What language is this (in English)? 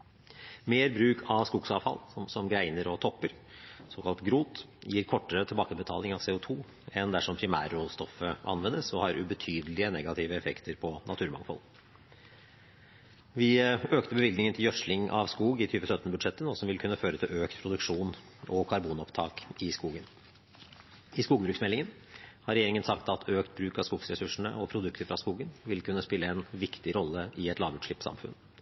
Norwegian Bokmål